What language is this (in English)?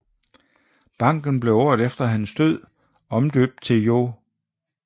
Danish